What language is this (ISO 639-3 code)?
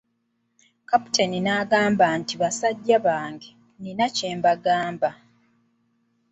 lug